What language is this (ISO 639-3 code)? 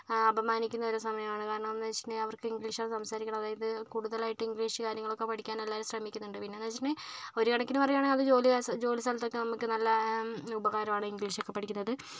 mal